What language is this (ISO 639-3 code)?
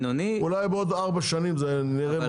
heb